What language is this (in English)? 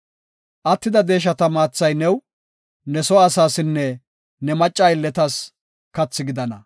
Gofa